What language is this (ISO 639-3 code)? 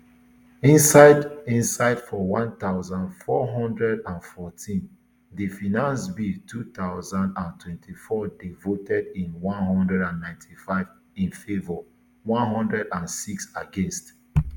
pcm